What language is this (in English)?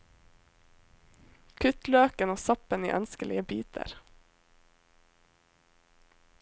Norwegian